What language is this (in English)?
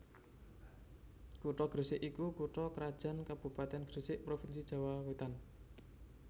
Javanese